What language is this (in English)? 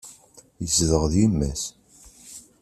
Kabyle